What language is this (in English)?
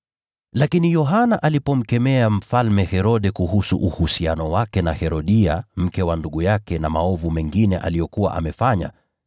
Swahili